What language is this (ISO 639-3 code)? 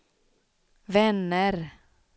swe